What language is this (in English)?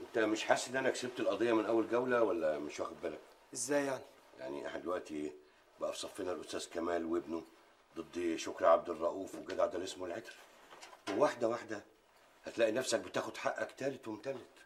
Arabic